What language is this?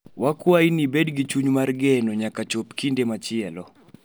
Luo (Kenya and Tanzania)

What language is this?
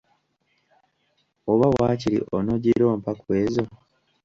Ganda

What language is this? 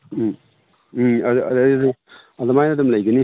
Manipuri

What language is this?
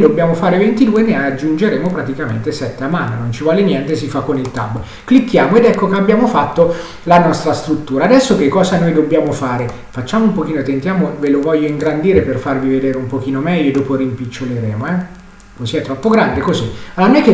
Italian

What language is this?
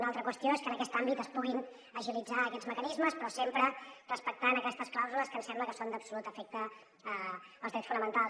Catalan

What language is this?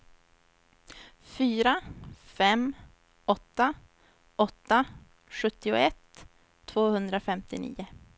Swedish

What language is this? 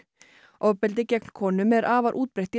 Icelandic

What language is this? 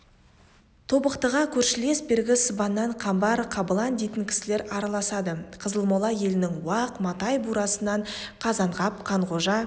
Kazakh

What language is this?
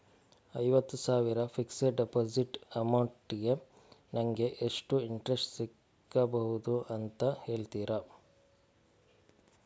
Kannada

